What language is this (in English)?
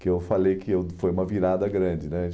Portuguese